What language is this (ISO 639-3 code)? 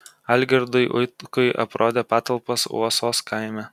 lit